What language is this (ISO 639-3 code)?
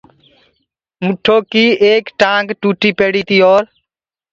ggg